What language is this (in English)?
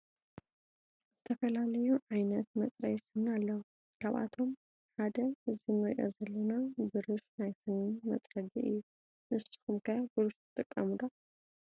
Tigrinya